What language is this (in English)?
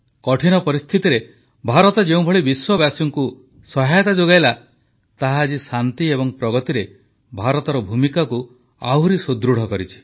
Odia